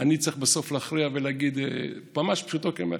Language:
Hebrew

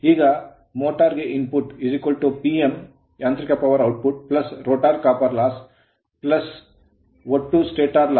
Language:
Kannada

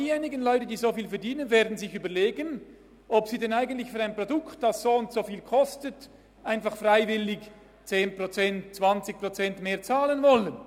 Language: Swiss German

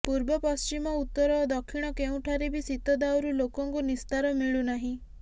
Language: Odia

